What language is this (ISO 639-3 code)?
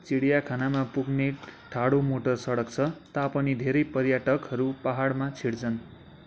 nep